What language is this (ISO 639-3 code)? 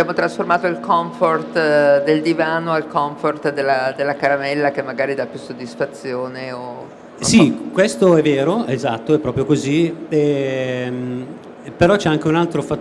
ita